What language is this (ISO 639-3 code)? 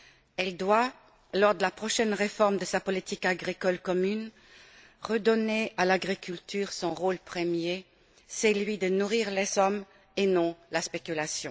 fra